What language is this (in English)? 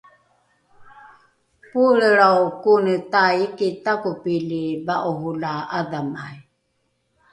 Rukai